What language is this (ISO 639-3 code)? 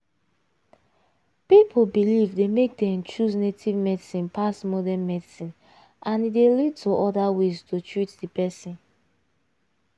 pcm